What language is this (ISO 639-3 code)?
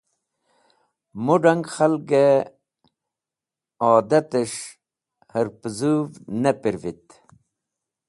wbl